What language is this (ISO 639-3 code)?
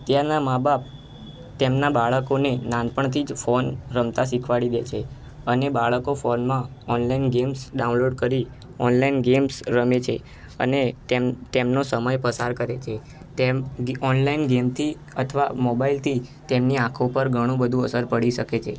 guj